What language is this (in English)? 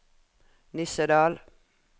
Norwegian